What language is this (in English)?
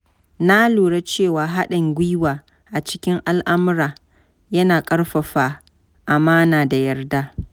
Hausa